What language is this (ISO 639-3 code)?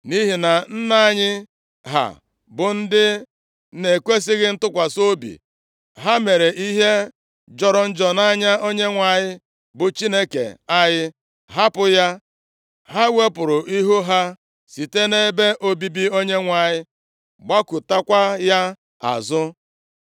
ibo